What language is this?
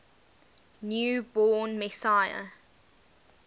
English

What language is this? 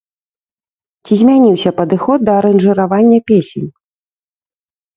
Belarusian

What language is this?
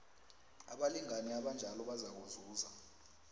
South Ndebele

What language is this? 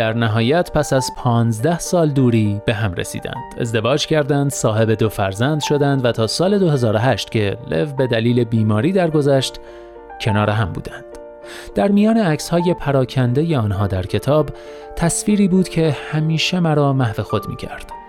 Persian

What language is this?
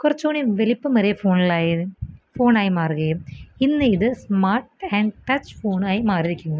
Malayalam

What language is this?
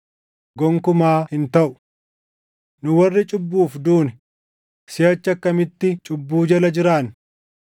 Oromo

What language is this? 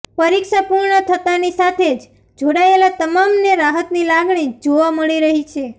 Gujarati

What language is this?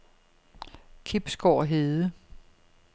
Danish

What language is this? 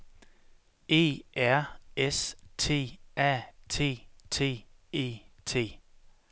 Danish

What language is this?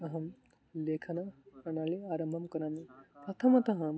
Sanskrit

